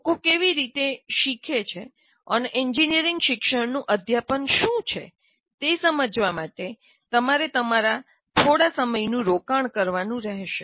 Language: Gujarati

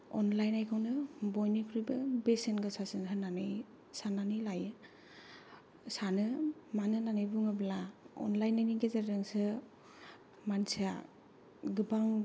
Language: Bodo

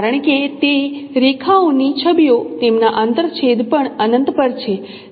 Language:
Gujarati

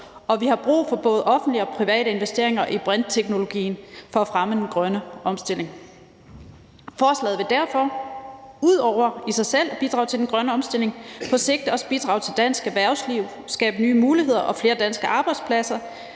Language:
Danish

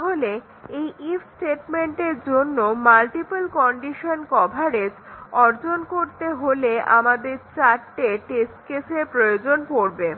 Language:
Bangla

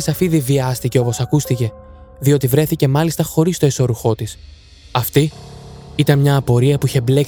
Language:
Greek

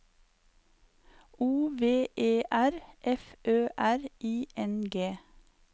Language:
Norwegian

